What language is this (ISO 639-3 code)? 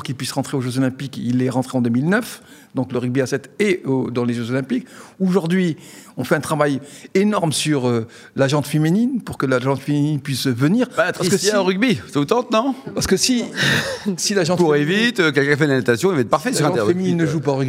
fra